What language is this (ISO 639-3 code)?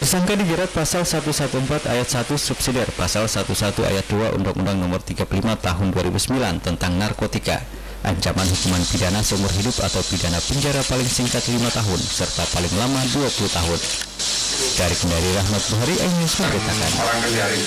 ind